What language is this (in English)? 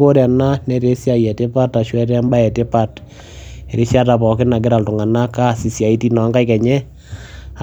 Masai